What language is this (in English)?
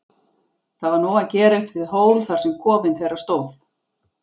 Icelandic